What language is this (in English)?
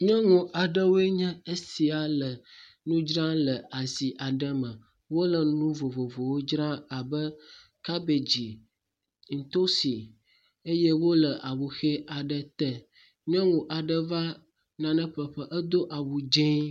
Ewe